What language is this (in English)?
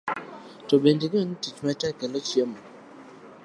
Luo (Kenya and Tanzania)